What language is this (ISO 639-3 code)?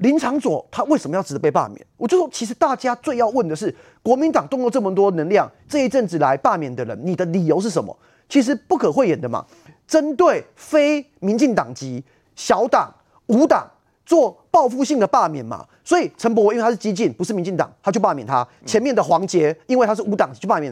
zho